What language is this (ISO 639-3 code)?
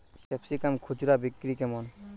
ben